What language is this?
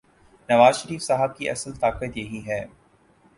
Urdu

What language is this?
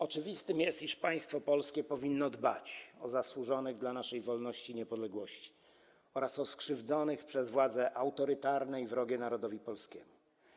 Polish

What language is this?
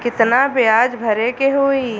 Bhojpuri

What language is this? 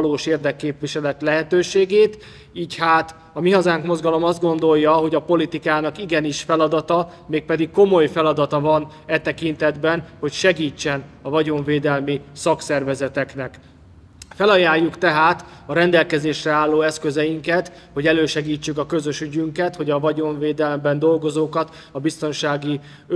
Hungarian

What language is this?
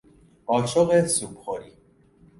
Persian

